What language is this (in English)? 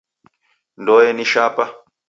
Taita